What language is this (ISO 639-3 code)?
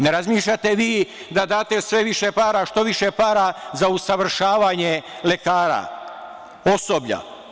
srp